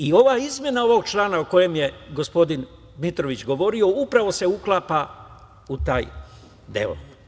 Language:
Serbian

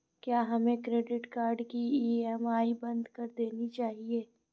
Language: Hindi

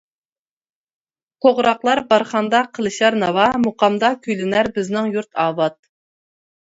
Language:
Uyghur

